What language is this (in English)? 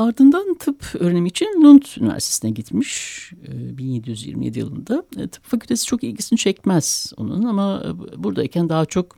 Turkish